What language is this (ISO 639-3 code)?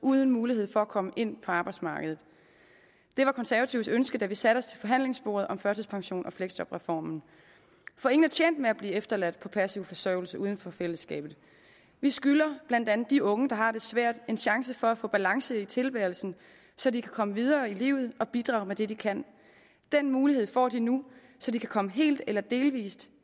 dan